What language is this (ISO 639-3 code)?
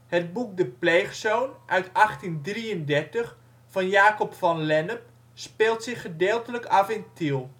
nld